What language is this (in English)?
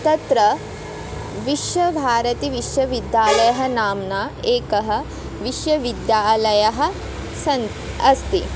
Sanskrit